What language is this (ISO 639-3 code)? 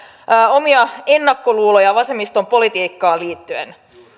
fin